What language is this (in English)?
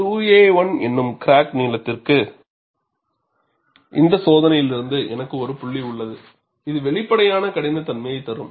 Tamil